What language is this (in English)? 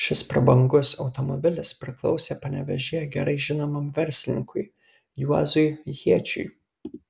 Lithuanian